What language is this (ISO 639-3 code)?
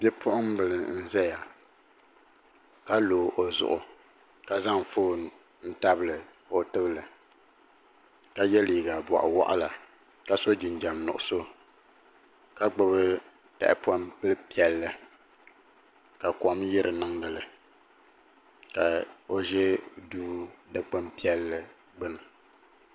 dag